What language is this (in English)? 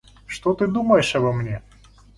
Russian